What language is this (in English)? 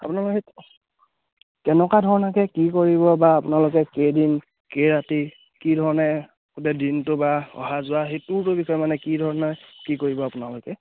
Assamese